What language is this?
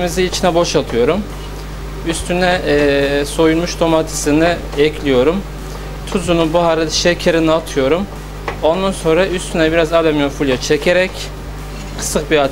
Turkish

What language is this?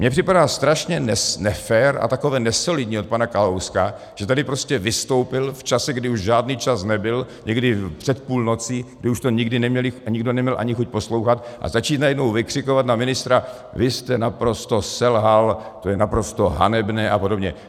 Czech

